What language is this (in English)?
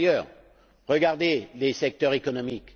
French